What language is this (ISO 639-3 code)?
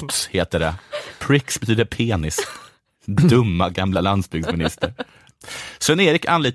swe